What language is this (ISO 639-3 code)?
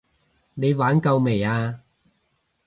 yue